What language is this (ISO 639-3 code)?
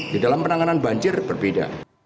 ind